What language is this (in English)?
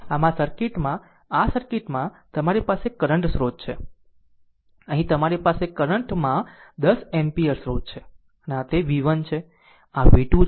Gujarati